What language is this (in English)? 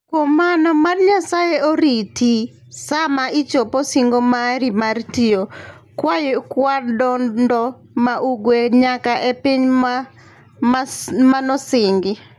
Luo (Kenya and Tanzania)